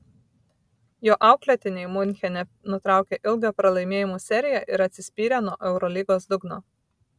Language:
Lithuanian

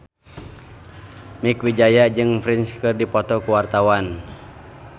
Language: Sundanese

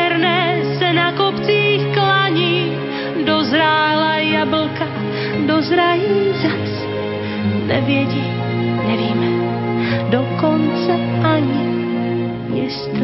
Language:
Slovak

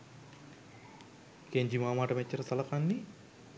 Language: Sinhala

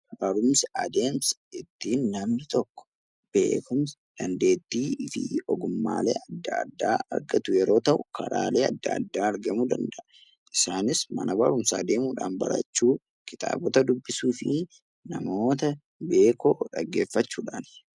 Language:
Oromo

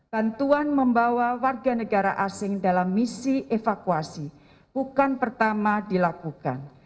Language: Indonesian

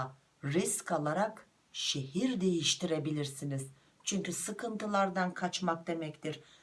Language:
Turkish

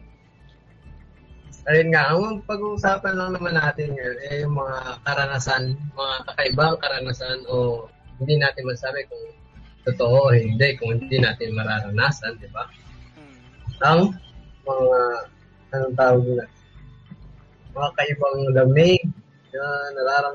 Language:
Filipino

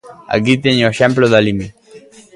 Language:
Galician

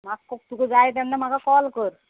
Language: Konkani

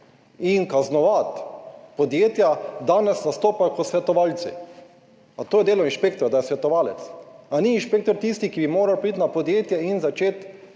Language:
Slovenian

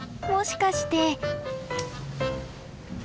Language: Japanese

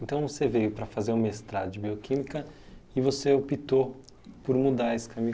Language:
Portuguese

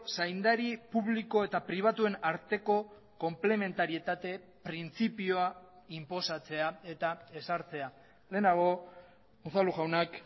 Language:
Basque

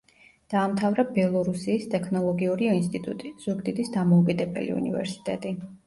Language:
Georgian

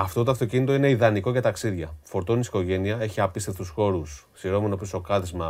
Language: Greek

